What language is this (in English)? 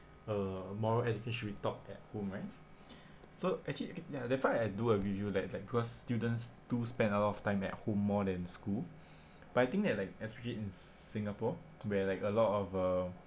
English